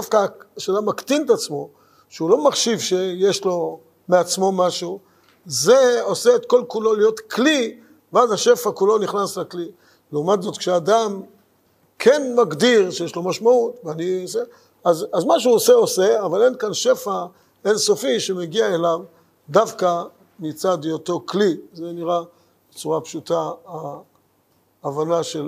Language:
Hebrew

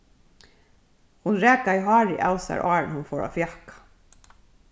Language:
Faroese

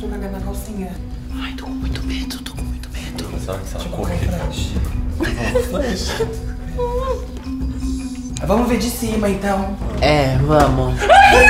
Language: Portuguese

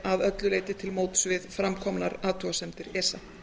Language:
Icelandic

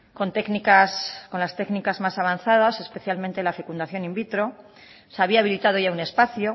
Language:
Spanish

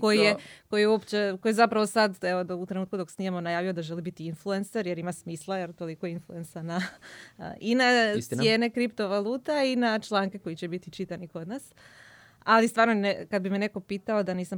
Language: Croatian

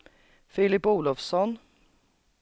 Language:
Swedish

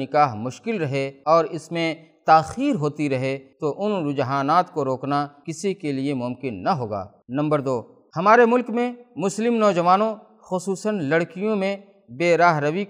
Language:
Urdu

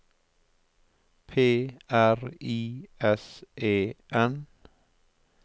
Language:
Norwegian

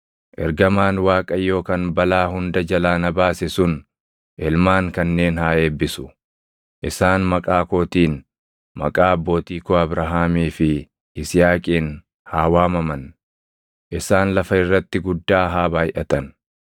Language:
Oromo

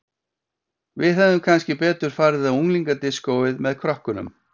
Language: Icelandic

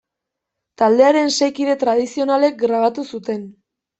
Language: Basque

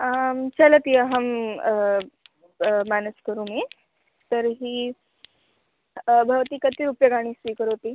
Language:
Sanskrit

